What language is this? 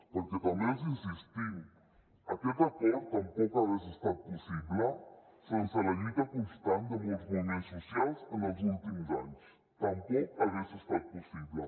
Catalan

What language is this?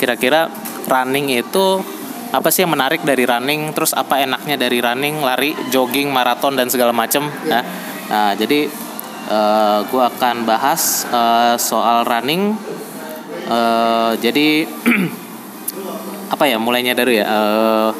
Indonesian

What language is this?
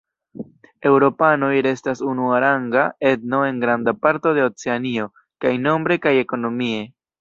Esperanto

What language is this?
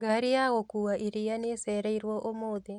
Kikuyu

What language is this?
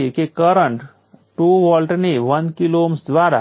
Gujarati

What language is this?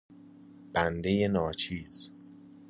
Persian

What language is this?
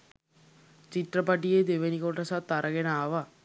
Sinhala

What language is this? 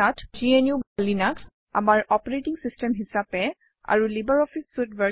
Assamese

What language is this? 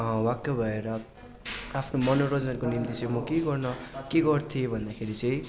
Nepali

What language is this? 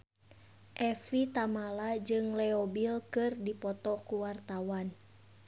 Sundanese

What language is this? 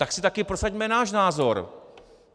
Czech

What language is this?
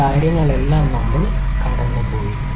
Malayalam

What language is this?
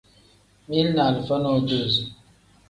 Tem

